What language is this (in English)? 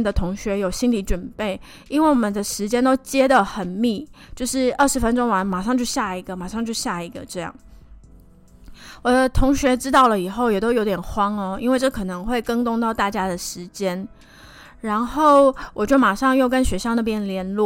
Chinese